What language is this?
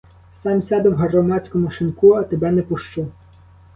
Ukrainian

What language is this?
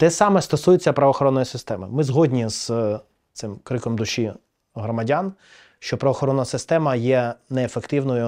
Ukrainian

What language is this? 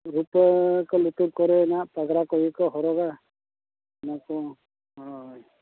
Santali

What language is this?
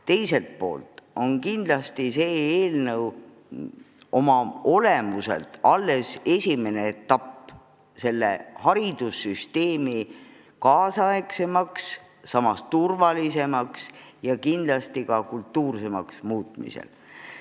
Estonian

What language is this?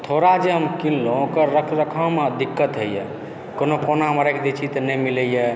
Maithili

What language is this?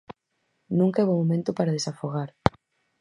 Galician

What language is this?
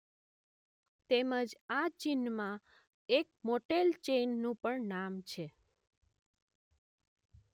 Gujarati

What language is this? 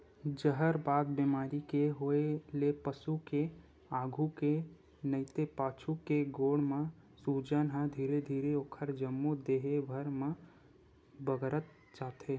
Chhattisgarhi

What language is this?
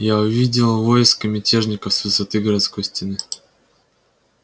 Russian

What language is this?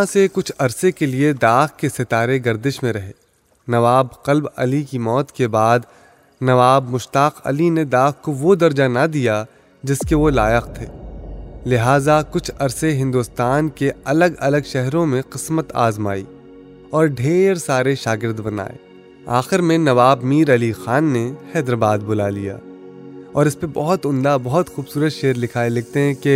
Urdu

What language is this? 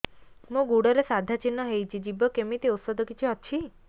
Odia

